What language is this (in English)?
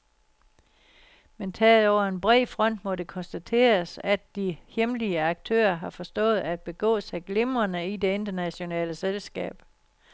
Danish